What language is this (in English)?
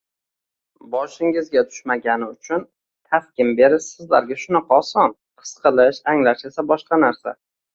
Uzbek